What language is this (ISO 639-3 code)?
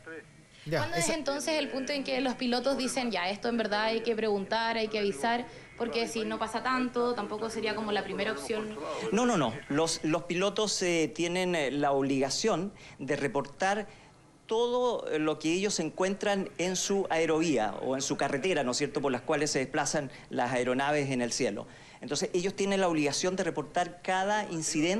spa